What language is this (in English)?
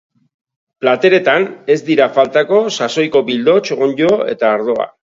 Basque